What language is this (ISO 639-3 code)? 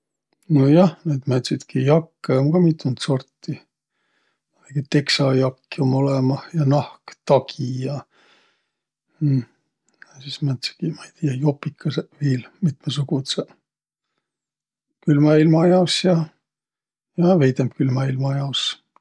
vro